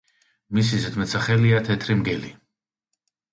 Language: Georgian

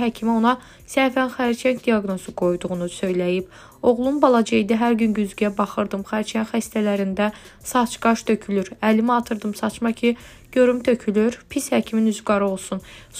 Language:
Turkish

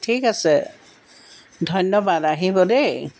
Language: Assamese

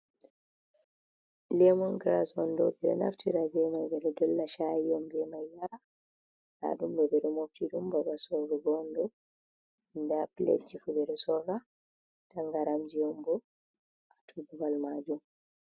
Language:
Fula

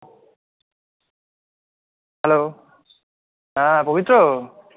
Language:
Bangla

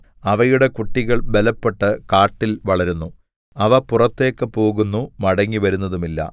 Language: Malayalam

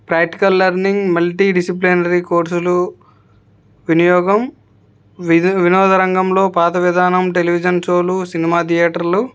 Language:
Telugu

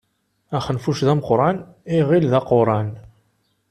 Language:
Kabyle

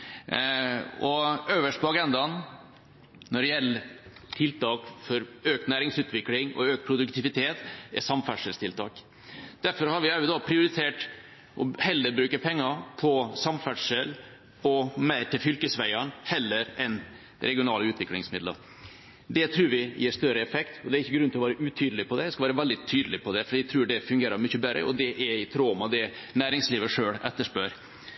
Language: Norwegian Bokmål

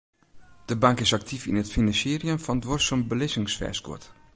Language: Western Frisian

